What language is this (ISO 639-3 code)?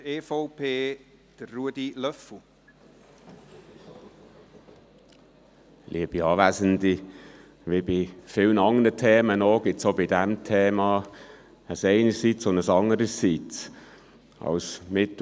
gsw